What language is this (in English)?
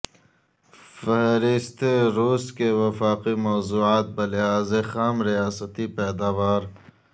Urdu